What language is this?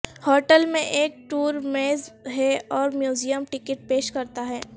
Urdu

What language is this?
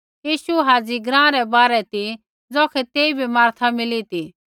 Kullu Pahari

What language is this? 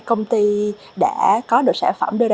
Vietnamese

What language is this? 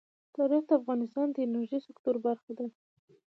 Pashto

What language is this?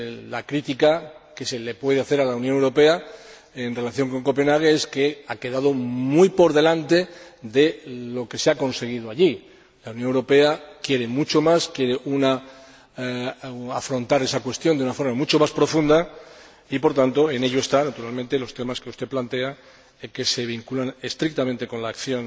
Spanish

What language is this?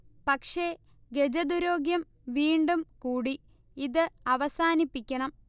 Malayalam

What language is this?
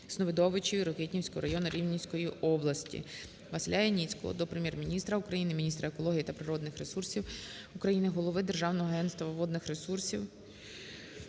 Ukrainian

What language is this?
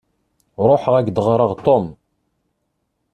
Kabyle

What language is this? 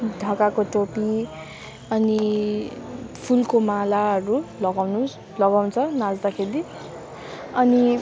Nepali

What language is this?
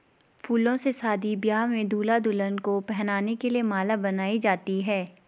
Hindi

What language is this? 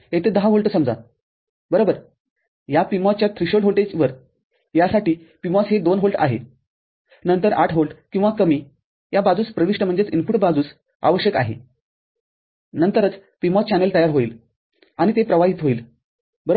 Marathi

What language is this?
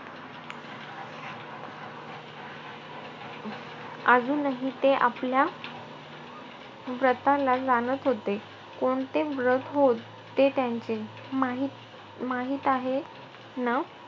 Marathi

